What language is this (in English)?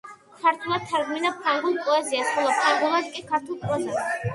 Georgian